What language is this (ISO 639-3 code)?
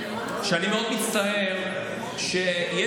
heb